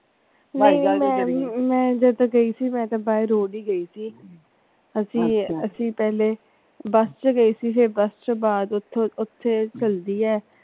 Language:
Punjabi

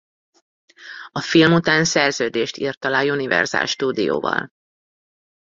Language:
Hungarian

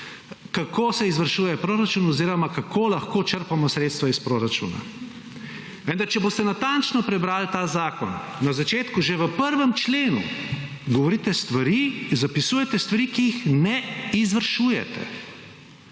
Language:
Slovenian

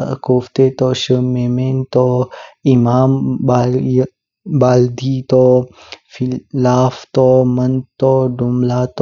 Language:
Kinnauri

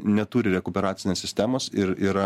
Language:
Lithuanian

